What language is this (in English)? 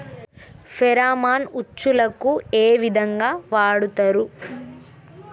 Telugu